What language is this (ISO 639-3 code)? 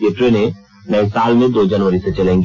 hin